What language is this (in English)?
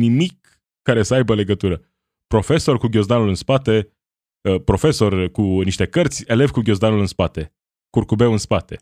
Romanian